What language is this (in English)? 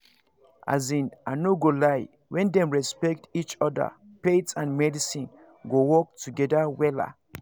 Nigerian Pidgin